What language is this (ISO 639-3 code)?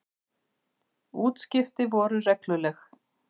isl